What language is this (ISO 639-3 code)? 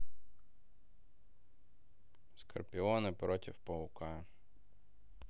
rus